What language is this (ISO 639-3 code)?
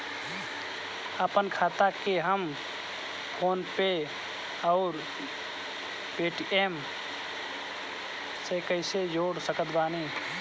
bho